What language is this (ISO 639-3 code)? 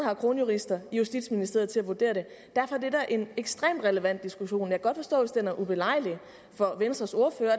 dan